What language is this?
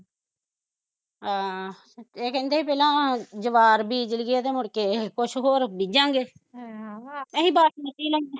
Punjabi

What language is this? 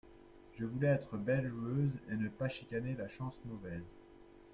French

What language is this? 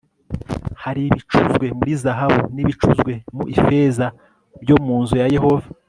Kinyarwanda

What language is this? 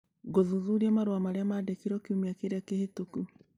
Kikuyu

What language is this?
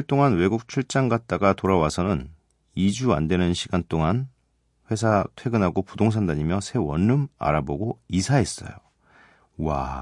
Korean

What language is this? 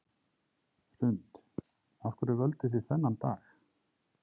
Icelandic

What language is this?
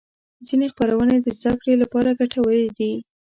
Pashto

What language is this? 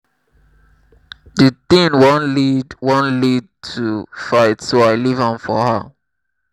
Nigerian Pidgin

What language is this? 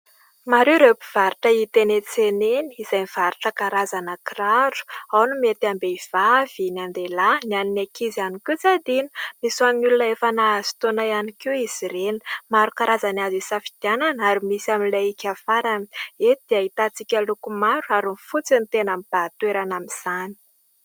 Malagasy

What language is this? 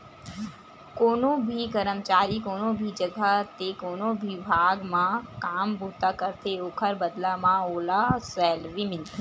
Chhattisgarhi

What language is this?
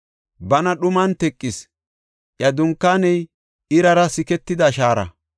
Gofa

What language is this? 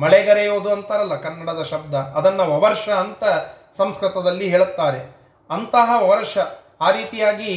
Kannada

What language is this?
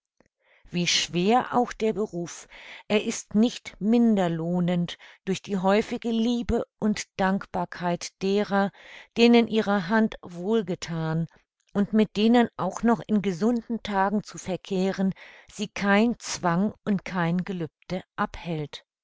German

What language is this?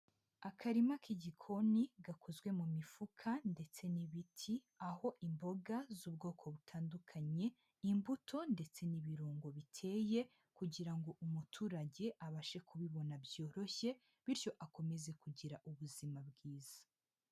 Kinyarwanda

